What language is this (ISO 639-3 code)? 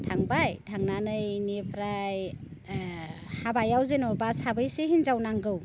brx